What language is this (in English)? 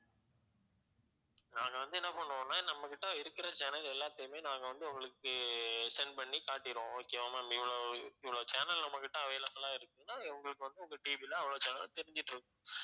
Tamil